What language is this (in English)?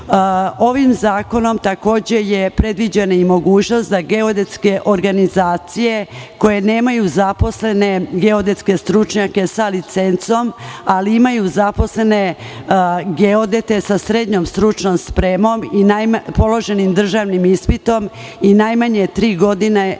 Serbian